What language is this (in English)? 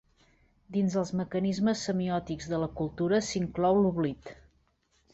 Catalan